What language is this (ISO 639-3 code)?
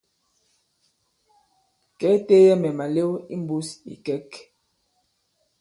abb